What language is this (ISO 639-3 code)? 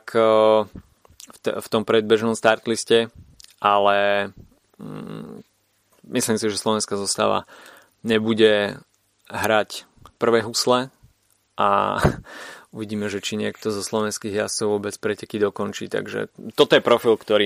slk